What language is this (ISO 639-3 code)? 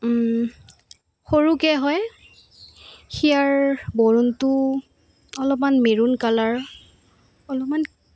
asm